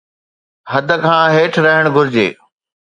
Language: Sindhi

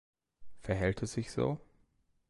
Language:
German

